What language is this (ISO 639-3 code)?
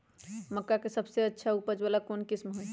mag